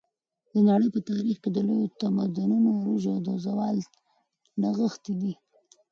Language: Pashto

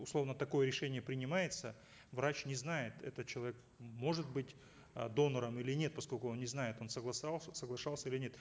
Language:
Kazakh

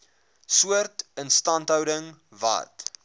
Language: Afrikaans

